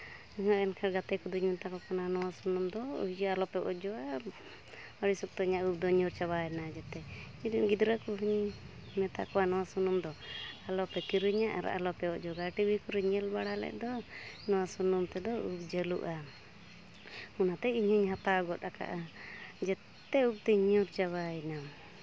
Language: Santali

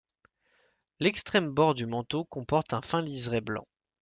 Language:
French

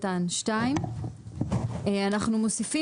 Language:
Hebrew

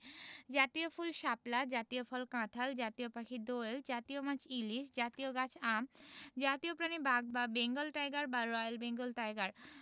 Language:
Bangla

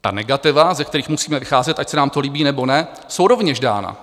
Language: Czech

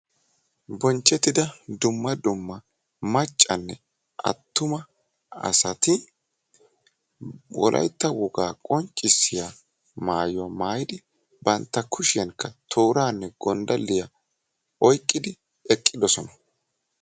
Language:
Wolaytta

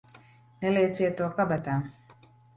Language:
Latvian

